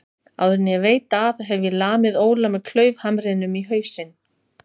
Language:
Icelandic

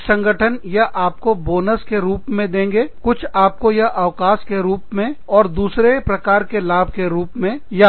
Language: Hindi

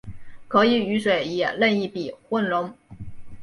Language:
Chinese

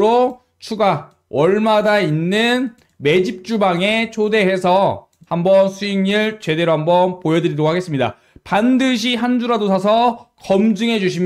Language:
Korean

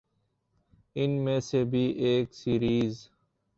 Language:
Urdu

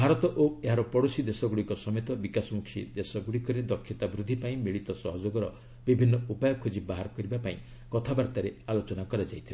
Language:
Odia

